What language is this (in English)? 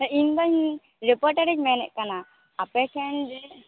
Santali